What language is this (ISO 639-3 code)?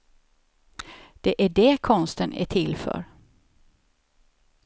swe